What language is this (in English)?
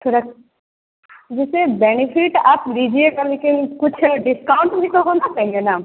Hindi